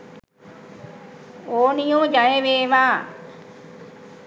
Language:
Sinhala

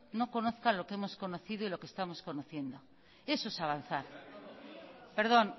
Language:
Spanish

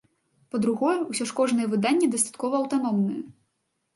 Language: Belarusian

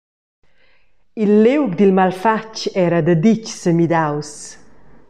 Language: Romansh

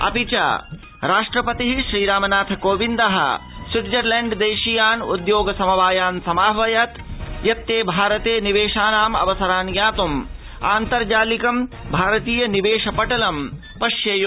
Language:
Sanskrit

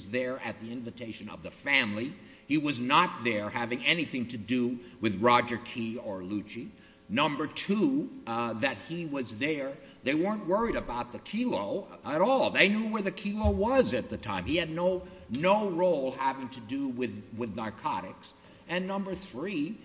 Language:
English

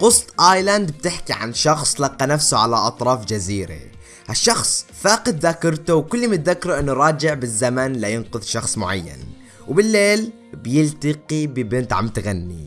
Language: Arabic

